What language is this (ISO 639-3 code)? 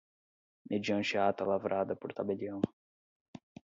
por